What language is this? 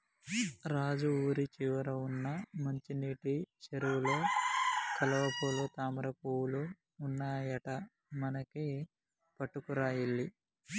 Telugu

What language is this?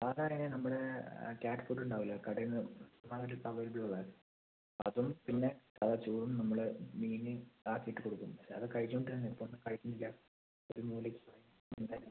Malayalam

